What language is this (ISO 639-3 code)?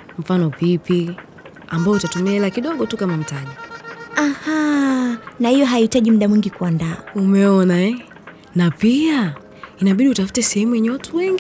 swa